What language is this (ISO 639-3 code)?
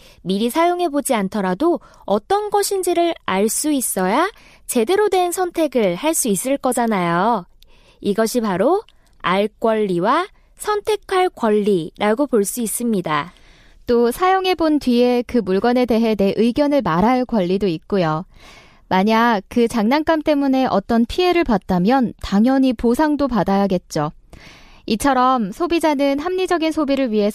kor